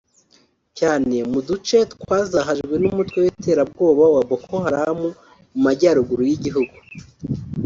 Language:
Kinyarwanda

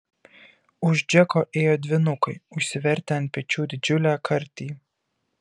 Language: Lithuanian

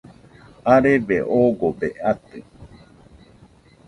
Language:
Nüpode Huitoto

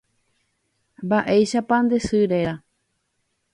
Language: Guarani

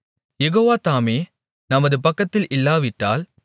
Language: Tamil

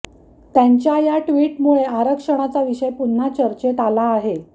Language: Marathi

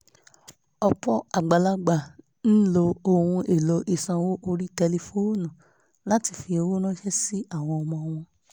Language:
Yoruba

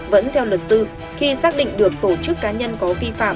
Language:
Vietnamese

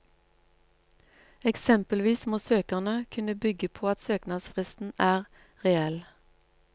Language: Norwegian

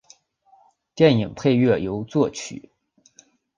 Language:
Chinese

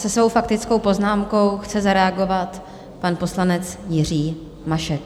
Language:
Czech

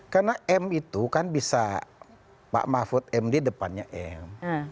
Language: Indonesian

